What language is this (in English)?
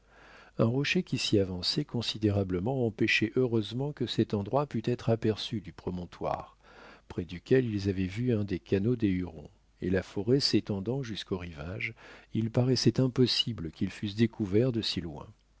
French